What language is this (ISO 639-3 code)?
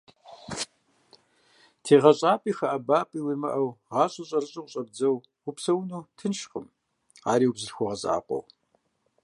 kbd